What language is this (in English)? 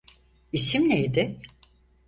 Turkish